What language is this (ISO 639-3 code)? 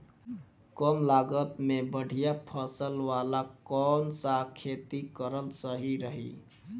bho